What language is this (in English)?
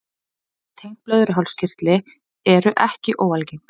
Icelandic